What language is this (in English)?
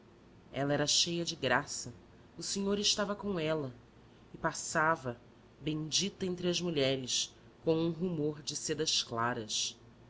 Portuguese